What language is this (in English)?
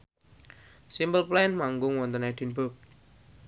Javanese